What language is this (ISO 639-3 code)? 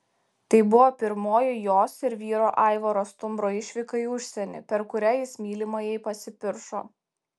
lit